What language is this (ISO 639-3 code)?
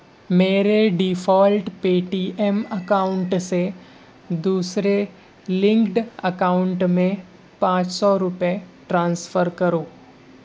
urd